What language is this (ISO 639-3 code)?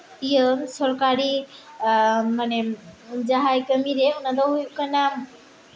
sat